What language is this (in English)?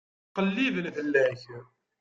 Kabyle